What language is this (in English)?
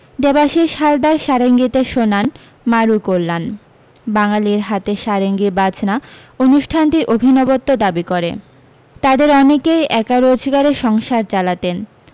Bangla